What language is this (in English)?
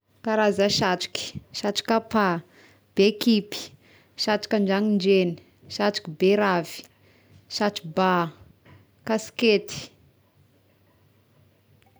Tesaka Malagasy